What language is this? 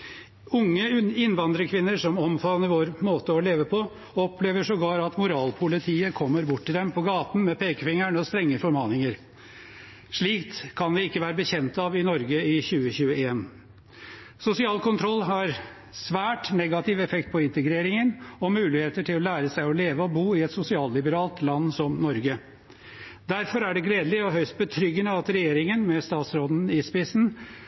Norwegian Bokmål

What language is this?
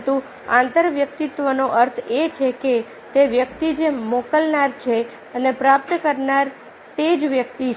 Gujarati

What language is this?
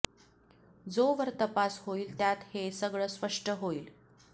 Marathi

